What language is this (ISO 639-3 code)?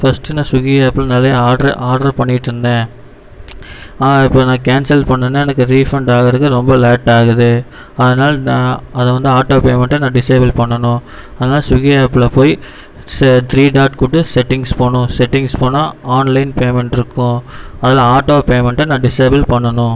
tam